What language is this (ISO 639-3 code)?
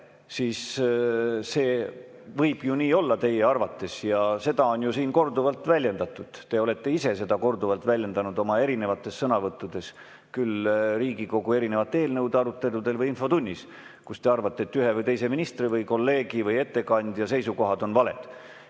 est